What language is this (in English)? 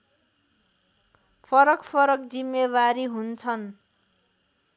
Nepali